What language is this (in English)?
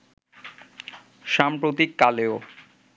Bangla